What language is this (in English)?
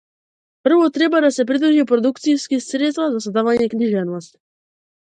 Macedonian